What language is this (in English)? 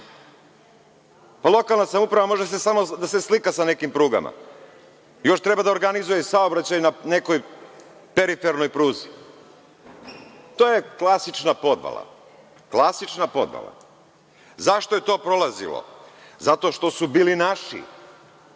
Serbian